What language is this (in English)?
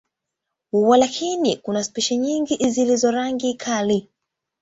Swahili